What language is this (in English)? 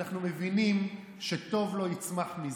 Hebrew